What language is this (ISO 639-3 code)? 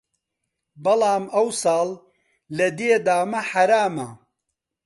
ckb